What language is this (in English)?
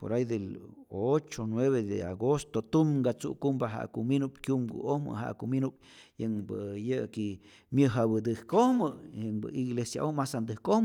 Rayón Zoque